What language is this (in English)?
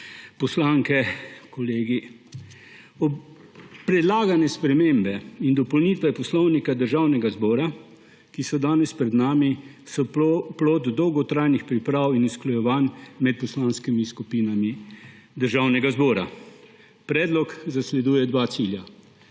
Slovenian